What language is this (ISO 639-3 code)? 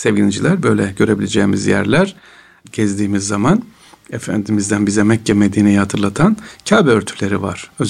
tur